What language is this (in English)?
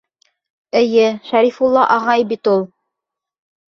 Bashkir